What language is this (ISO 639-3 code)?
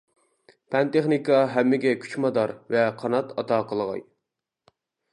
uig